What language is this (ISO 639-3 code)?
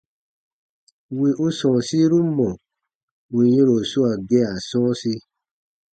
bba